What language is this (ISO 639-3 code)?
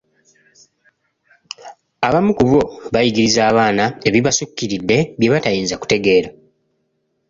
lug